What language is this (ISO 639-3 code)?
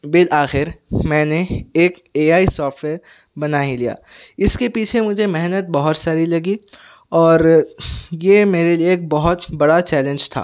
urd